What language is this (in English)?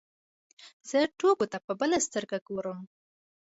Pashto